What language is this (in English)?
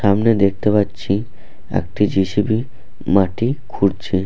Bangla